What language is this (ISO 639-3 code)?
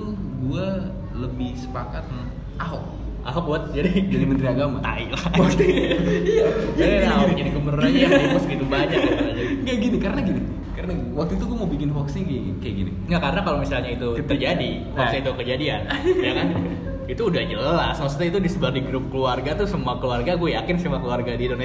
ind